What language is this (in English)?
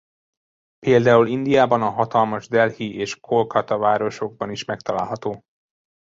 Hungarian